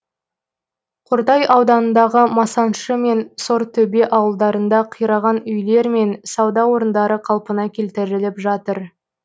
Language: Kazakh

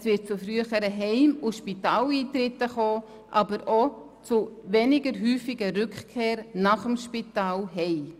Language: Swiss German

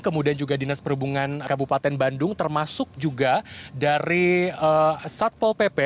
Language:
Indonesian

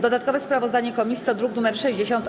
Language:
Polish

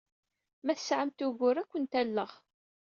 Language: Kabyle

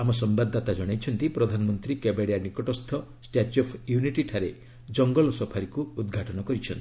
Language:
Odia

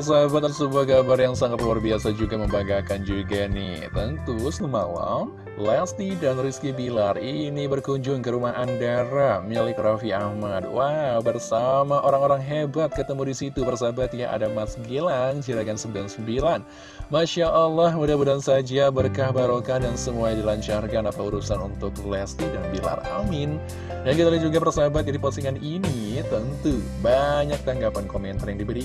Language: Indonesian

